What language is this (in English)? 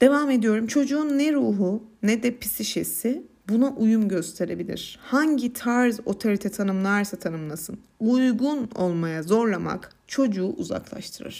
Turkish